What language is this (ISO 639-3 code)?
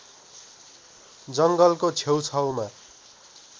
nep